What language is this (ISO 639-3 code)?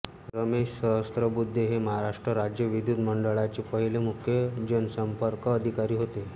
mar